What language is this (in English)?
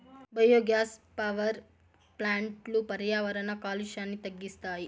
Telugu